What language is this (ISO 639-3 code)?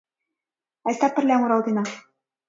chm